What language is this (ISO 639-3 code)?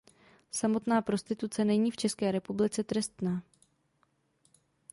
ces